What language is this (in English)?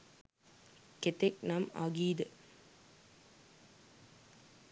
Sinhala